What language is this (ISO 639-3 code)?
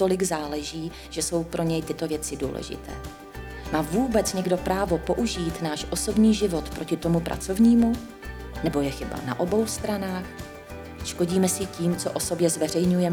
ces